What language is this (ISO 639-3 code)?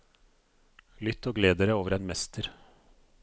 nor